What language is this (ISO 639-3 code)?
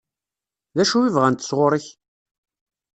kab